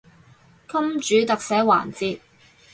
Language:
Cantonese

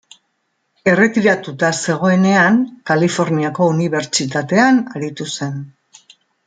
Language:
Basque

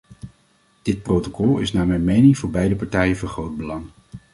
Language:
Dutch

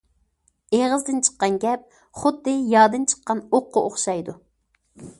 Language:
Uyghur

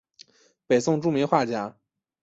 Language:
Chinese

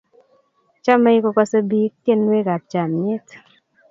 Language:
Kalenjin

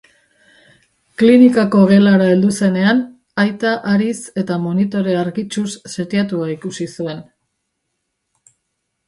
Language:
Basque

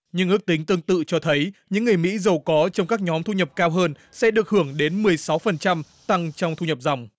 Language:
Vietnamese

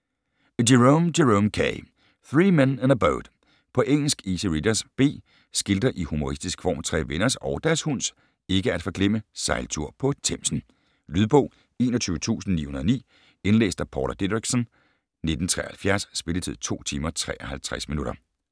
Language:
Danish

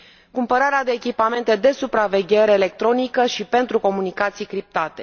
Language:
Romanian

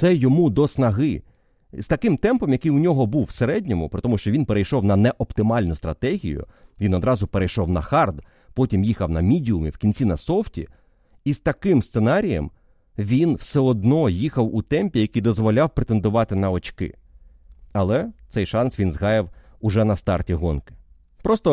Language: Ukrainian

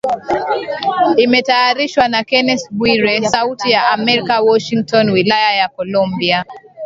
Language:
Swahili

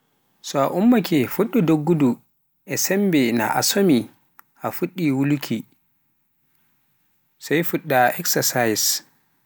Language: Pular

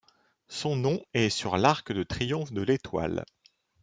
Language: French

